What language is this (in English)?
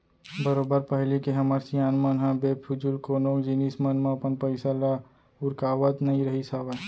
Chhattisgarhi